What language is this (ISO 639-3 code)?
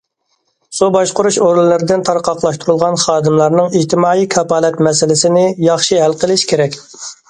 uig